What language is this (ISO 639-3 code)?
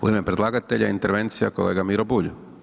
hrv